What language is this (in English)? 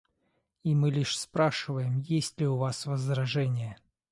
Russian